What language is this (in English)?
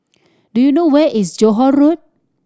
English